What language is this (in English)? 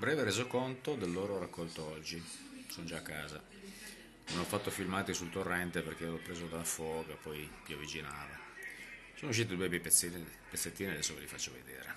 Italian